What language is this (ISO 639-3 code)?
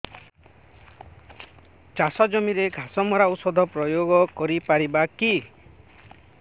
ori